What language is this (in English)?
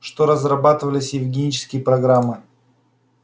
Russian